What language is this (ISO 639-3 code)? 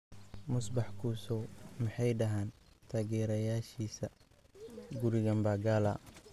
som